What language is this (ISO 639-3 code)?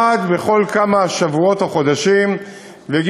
heb